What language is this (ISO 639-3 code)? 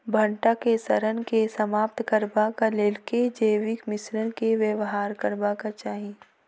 mai